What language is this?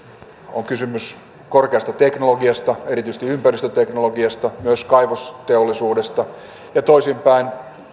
Finnish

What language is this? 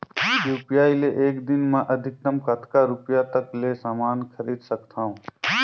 Chhattisgarhi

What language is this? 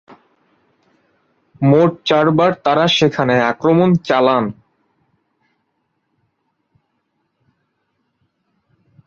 Bangla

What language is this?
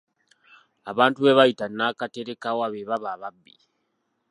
Ganda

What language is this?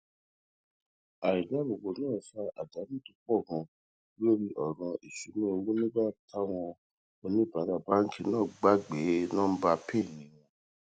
Yoruba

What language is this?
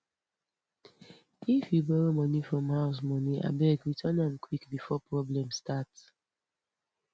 Nigerian Pidgin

